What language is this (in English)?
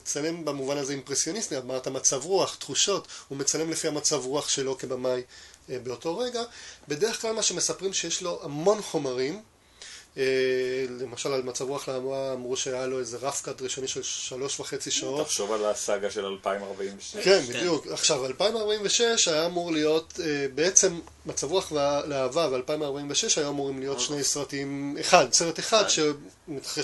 Hebrew